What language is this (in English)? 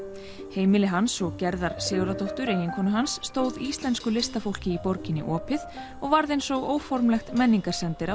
Icelandic